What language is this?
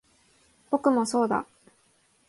Japanese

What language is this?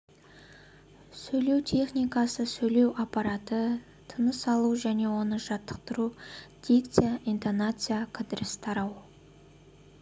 Kazakh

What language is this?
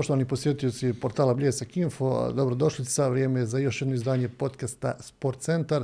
Croatian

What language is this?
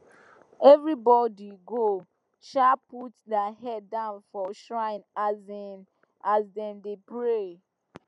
Nigerian Pidgin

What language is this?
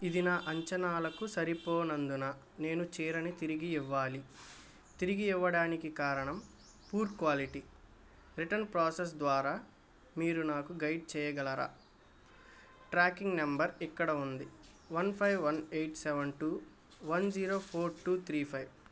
Telugu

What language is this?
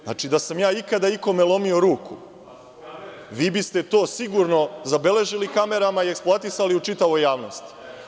Serbian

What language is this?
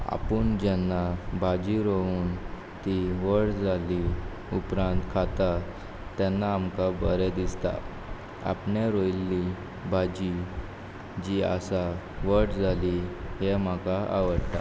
Konkani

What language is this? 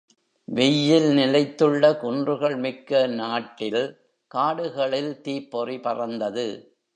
Tamil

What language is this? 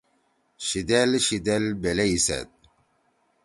Torwali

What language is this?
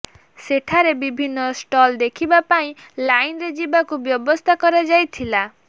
Odia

